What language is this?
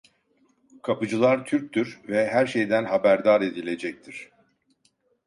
Turkish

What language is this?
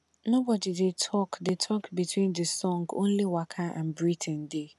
Nigerian Pidgin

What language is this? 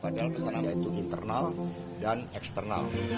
Indonesian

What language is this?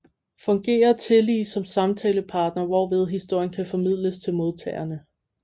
Danish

